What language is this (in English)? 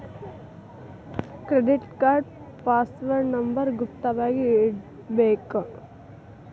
Kannada